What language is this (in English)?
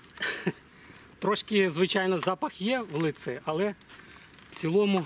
Ukrainian